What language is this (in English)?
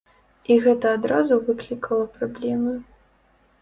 Belarusian